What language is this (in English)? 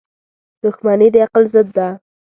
Pashto